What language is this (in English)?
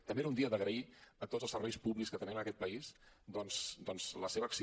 Catalan